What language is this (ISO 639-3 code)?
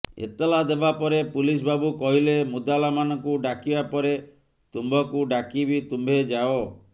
ori